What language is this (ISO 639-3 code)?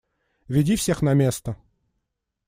rus